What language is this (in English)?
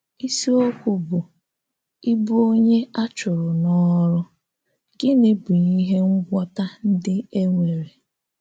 Igbo